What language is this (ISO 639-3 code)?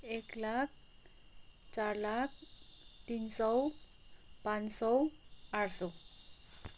nep